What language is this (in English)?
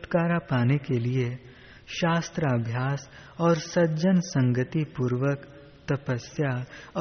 Hindi